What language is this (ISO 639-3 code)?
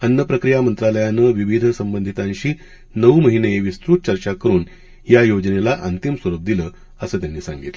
mar